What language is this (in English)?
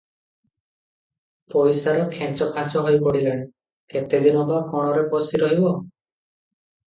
Odia